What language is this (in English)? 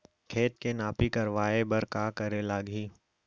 Chhattisgarhi